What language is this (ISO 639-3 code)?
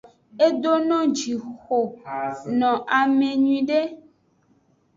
ajg